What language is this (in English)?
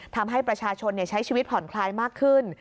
Thai